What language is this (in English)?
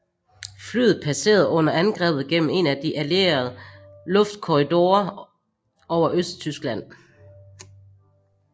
Danish